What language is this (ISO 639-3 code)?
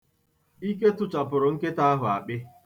ibo